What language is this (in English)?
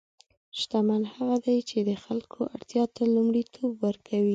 Pashto